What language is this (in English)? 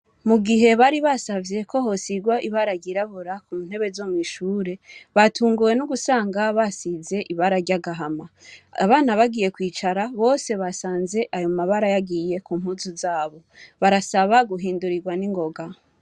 Rundi